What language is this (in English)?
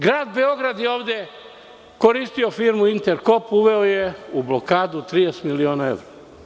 Serbian